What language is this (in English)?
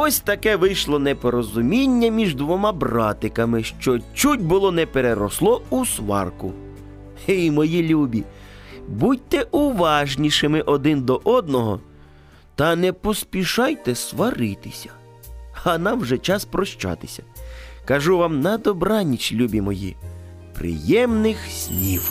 Ukrainian